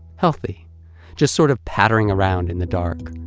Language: English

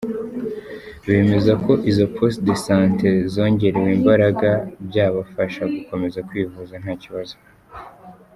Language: Kinyarwanda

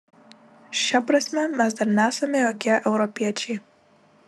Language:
Lithuanian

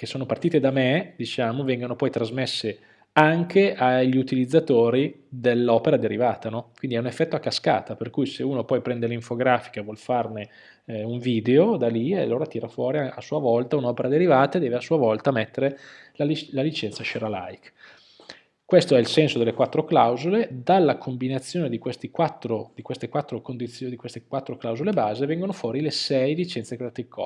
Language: Italian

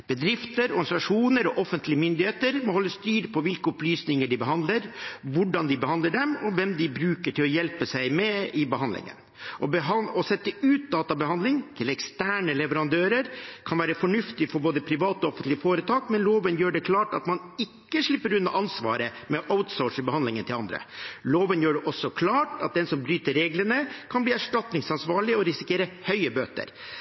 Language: Norwegian Bokmål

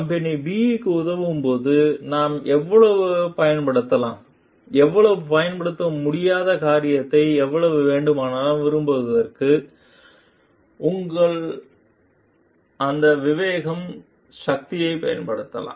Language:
Tamil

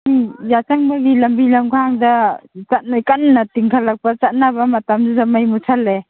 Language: Manipuri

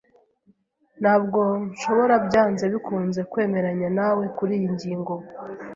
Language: Kinyarwanda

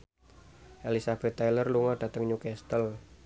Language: Javanese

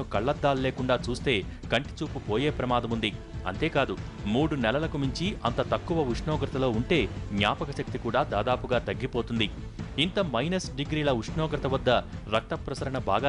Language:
Telugu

